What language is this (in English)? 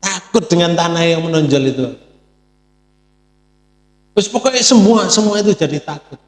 Indonesian